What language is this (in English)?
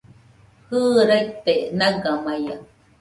Nüpode Huitoto